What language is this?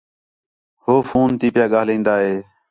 Khetrani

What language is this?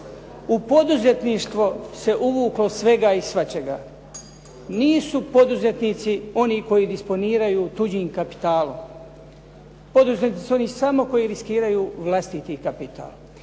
Croatian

